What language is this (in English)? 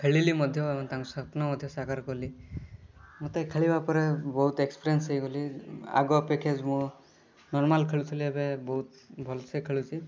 Odia